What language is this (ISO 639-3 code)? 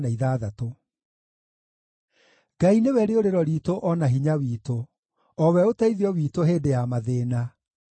kik